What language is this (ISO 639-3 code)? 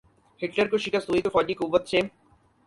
urd